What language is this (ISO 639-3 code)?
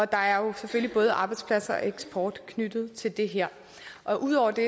dan